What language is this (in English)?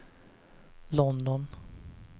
Swedish